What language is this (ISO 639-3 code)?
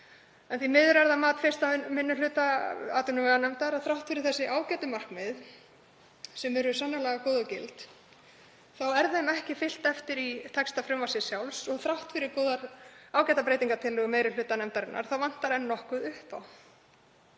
isl